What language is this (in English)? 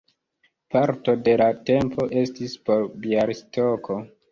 Esperanto